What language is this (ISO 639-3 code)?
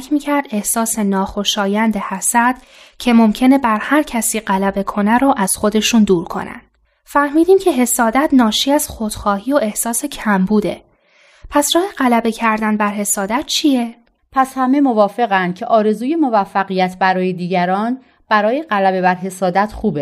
fas